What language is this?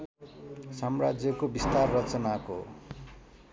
Nepali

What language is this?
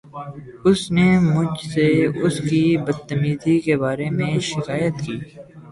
Urdu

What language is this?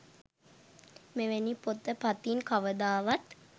Sinhala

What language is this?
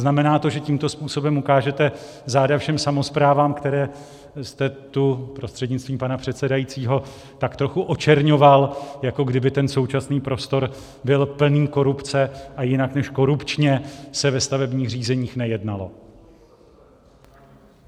Czech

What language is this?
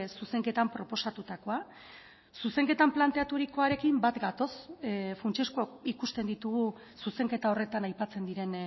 Basque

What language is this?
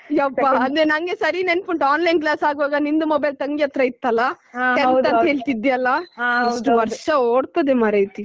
Kannada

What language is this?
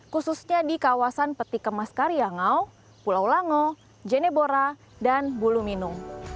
Indonesian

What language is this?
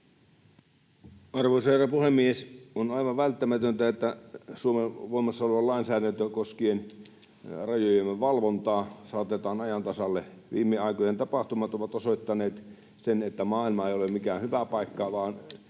Finnish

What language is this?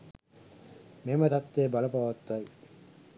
Sinhala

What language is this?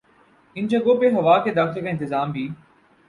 Urdu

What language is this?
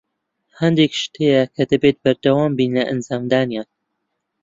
Central Kurdish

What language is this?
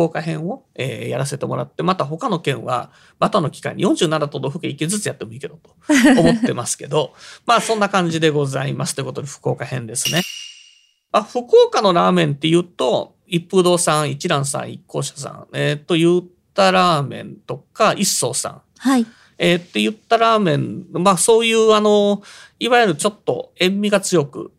Japanese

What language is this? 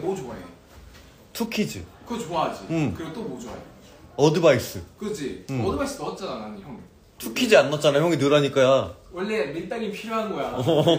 Korean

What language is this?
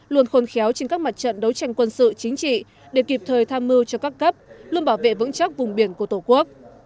Vietnamese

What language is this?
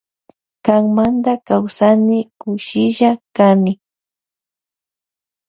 Loja Highland Quichua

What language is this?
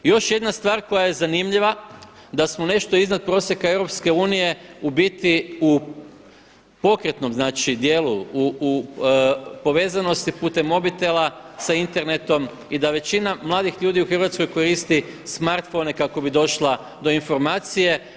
Croatian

